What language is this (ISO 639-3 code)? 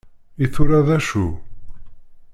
kab